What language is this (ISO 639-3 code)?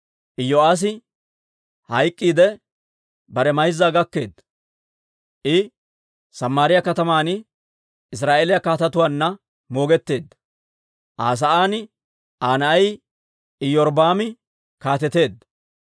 dwr